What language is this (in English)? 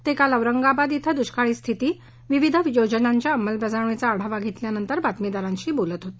Marathi